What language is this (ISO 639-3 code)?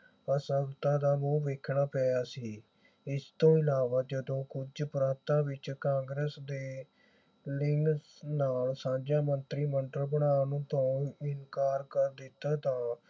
pan